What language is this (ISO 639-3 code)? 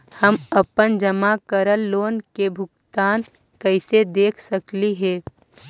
mag